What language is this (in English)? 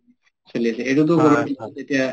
Assamese